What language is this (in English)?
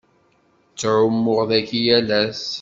Kabyle